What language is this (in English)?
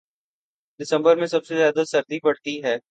Urdu